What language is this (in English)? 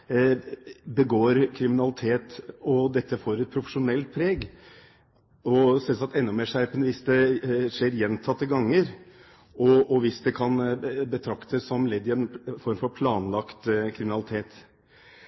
Norwegian Bokmål